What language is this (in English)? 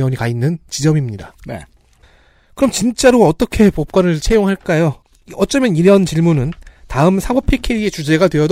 Korean